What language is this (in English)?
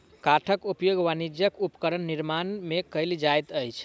Maithili